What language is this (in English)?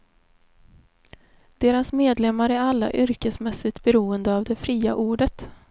Swedish